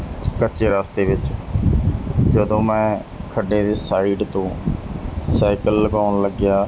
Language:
Punjabi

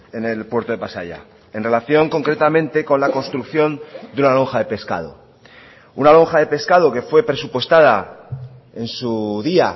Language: Spanish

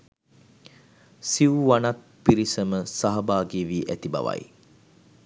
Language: Sinhala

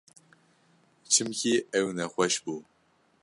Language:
Kurdish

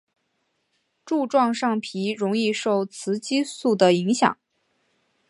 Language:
Chinese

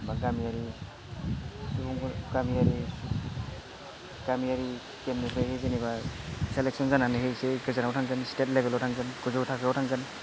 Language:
Bodo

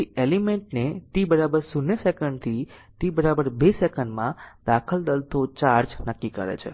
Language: Gujarati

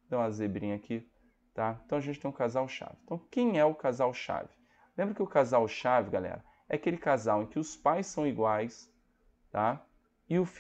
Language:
Portuguese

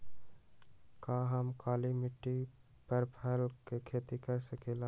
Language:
Magahi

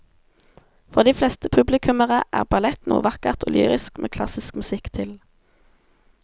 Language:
Norwegian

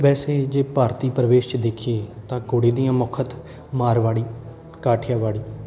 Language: Punjabi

